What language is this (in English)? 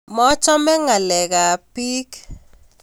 Kalenjin